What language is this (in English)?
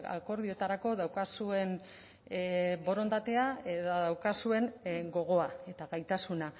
Basque